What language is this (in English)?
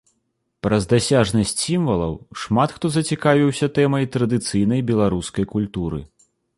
Belarusian